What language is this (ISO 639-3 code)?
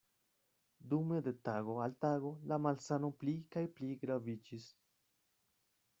epo